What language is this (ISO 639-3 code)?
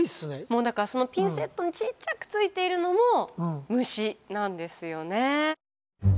jpn